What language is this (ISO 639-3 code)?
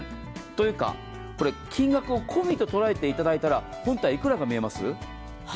jpn